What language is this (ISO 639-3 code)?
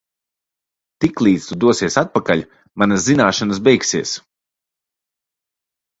lav